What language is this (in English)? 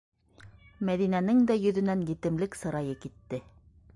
Bashkir